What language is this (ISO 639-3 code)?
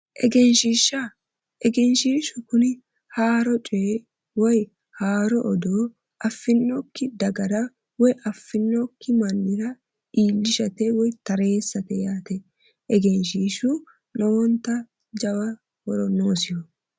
sid